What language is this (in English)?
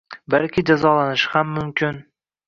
Uzbek